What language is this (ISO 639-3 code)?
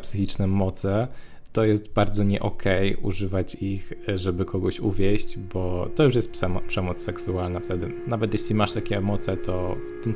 pol